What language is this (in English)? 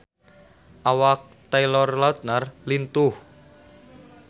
Sundanese